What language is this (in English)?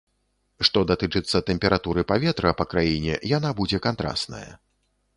Belarusian